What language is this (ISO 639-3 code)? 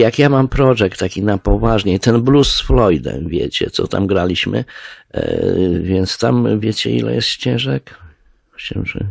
pol